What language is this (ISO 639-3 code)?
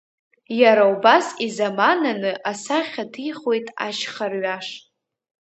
abk